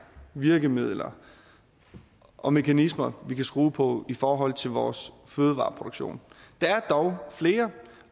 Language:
Danish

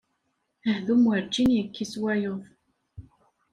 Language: Kabyle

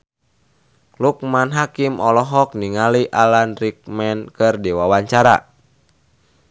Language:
Sundanese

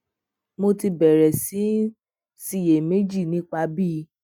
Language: Yoruba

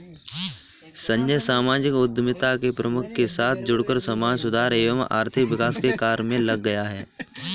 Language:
Hindi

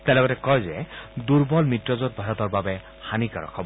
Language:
Assamese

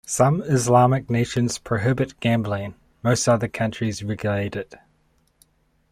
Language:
English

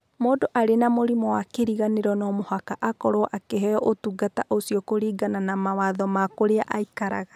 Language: Kikuyu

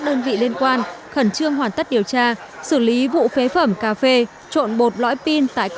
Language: Vietnamese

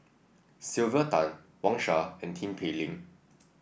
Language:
English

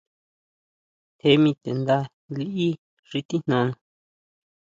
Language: Huautla Mazatec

